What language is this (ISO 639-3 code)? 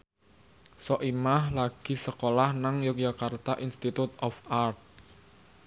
jav